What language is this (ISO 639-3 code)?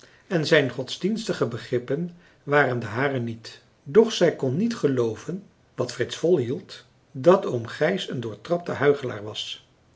nld